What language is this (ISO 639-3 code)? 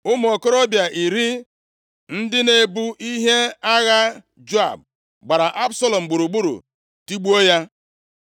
ibo